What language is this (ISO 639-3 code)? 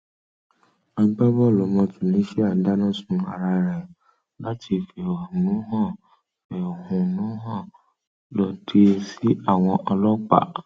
yor